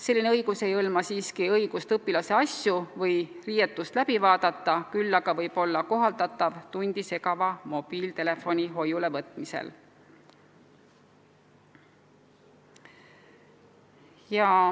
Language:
Estonian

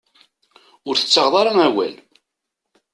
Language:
Kabyle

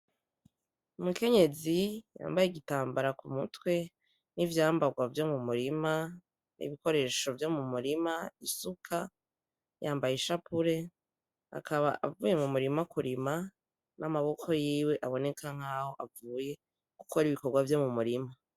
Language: Rundi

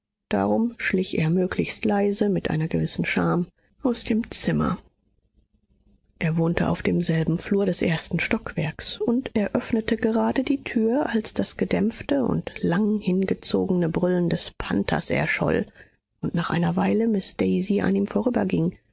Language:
German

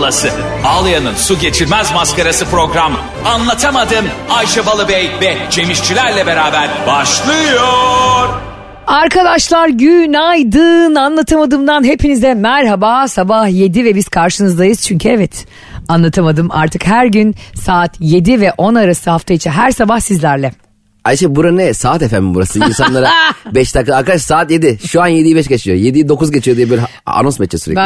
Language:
Turkish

